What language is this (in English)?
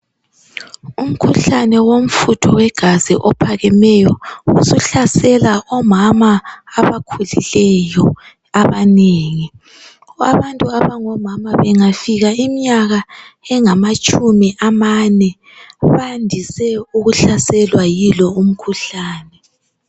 North Ndebele